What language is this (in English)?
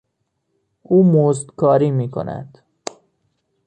Persian